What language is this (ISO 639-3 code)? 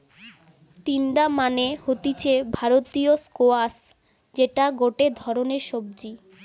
ben